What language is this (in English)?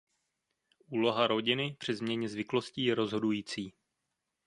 Czech